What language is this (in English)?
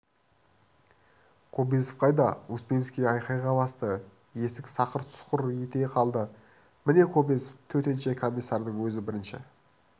Kazakh